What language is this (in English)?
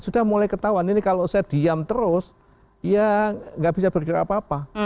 Indonesian